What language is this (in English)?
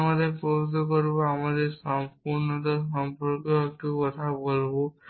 Bangla